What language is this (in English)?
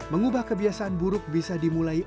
Indonesian